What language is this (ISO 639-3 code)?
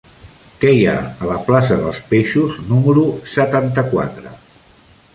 cat